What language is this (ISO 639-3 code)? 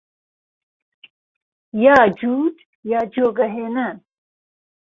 ckb